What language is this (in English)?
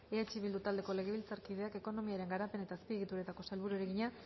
Basque